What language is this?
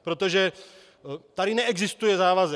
Czech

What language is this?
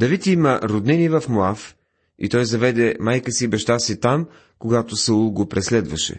Bulgarian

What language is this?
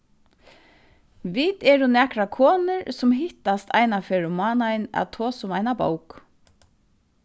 Faroese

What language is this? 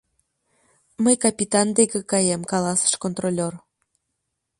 Mari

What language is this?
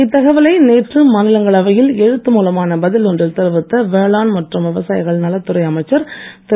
Tamil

